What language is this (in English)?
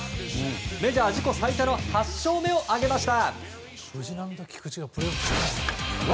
Japanese